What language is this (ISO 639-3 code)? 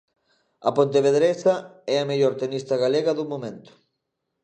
glg